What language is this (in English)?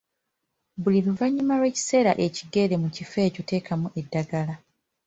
Ganda